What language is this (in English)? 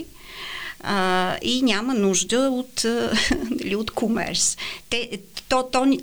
Bulgarian